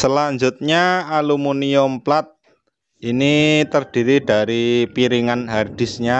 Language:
Indonesian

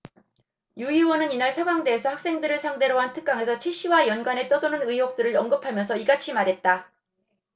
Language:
Korean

